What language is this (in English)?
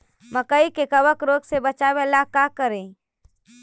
Magahi